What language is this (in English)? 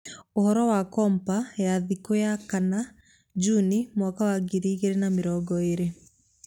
Kikuyu